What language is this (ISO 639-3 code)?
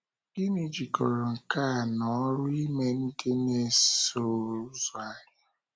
ibo